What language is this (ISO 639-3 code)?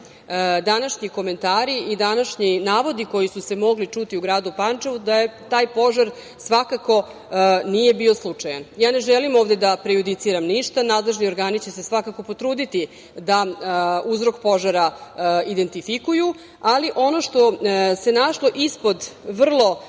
srp